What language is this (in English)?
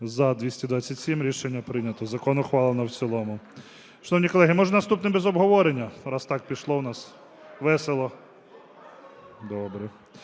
Ukrainian